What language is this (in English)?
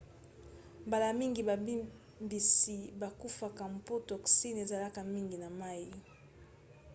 Lingala